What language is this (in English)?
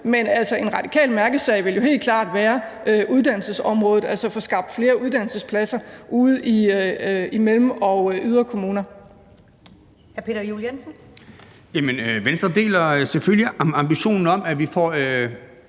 Danish